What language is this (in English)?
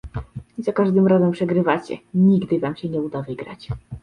Polish